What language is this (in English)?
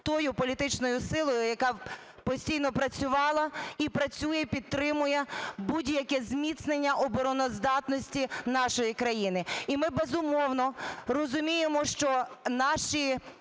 Ukrainian